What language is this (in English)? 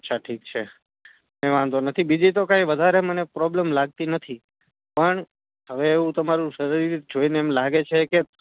Gujarati